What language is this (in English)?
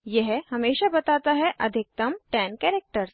Hindi